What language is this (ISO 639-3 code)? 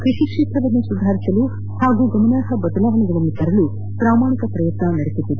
kan